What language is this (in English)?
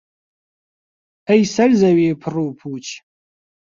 Central Kurdish